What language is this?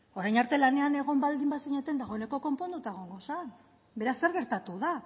Basque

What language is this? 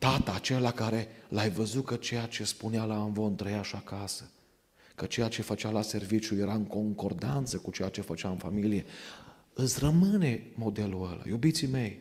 Romanian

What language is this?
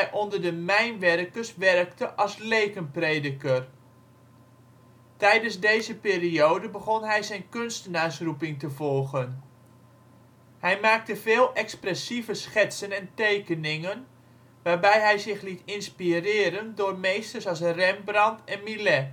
Dutch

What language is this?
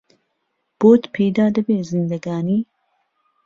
Central Kurdish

